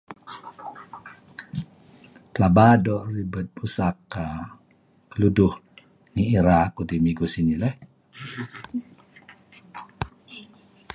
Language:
Kelabit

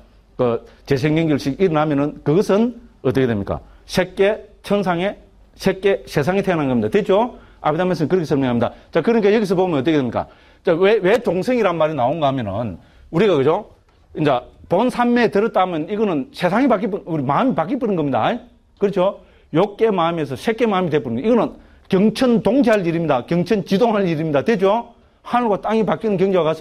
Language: Korean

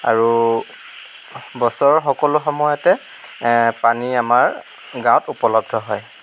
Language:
Assamese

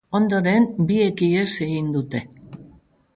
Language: Basque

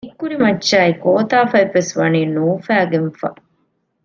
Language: Divehi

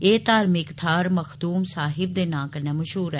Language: Dogri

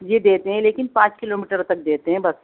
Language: Urdu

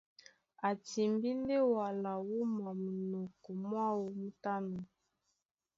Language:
Duala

